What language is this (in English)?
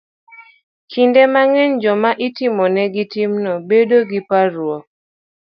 Luo (Kenya and Tanzania)